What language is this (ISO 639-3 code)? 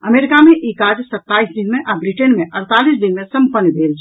mai